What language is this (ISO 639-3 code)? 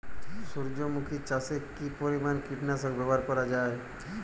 ben